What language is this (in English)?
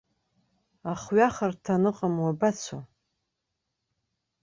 Abkhazian